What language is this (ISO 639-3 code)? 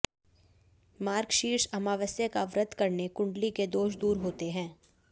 hin